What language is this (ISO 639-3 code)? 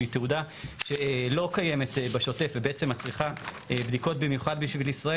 heb